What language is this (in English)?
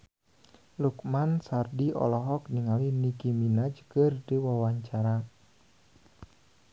Sundanese